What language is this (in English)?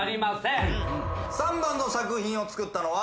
Japanese